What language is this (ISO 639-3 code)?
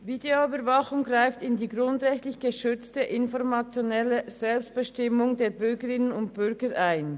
gsw